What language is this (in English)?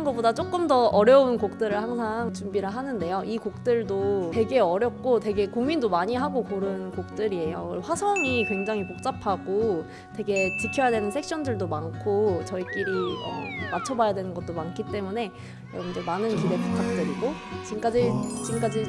Korean